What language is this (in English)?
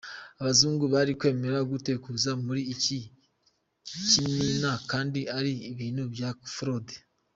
Kinyarwanda